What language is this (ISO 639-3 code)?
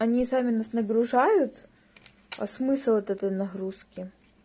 rus